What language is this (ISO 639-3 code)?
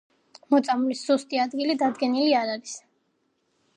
kat